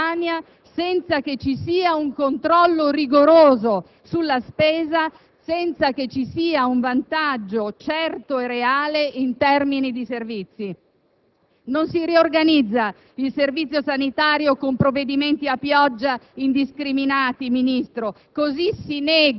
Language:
Italian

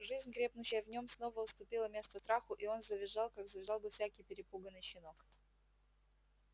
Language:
Russian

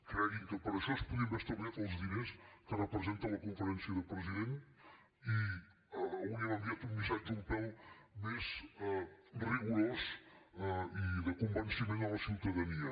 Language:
Catalan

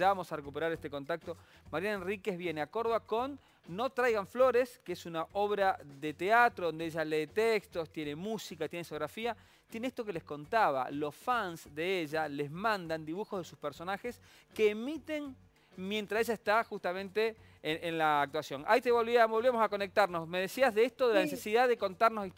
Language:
Spanish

